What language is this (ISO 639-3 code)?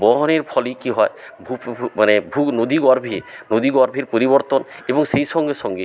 ben